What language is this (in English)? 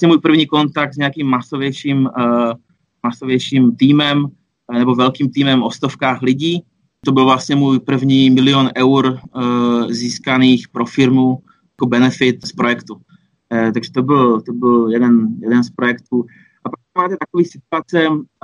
Czech